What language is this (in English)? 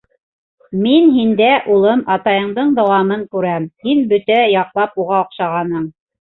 Bashkir